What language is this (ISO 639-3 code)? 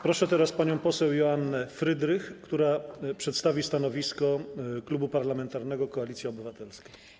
pol